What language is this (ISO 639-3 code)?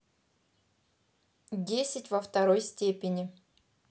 rus